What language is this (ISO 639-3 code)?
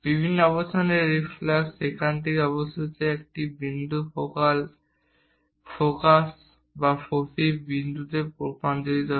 ben